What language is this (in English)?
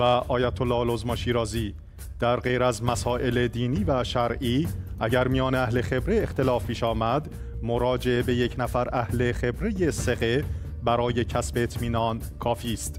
Persian